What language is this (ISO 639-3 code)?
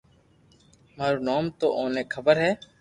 lrk